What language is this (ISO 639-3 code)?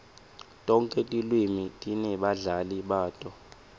ssw